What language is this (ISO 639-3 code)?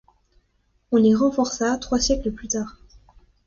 fra